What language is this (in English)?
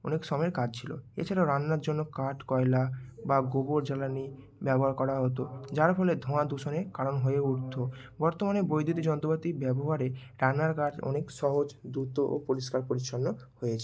Bangla